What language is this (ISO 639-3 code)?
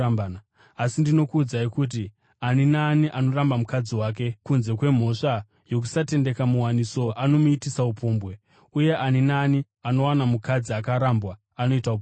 sna